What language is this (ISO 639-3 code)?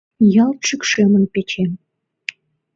chm